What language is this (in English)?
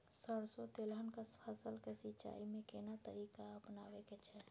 Maithili